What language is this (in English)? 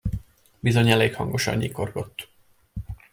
Hungarian